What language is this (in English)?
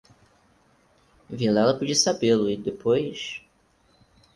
Portuguese